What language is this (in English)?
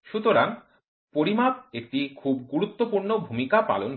Bangla